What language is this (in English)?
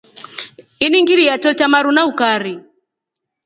Rombo